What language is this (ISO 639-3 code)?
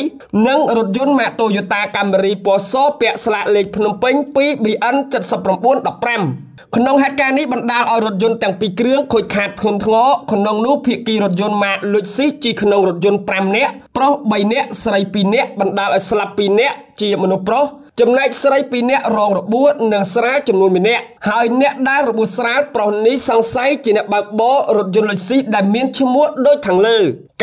tha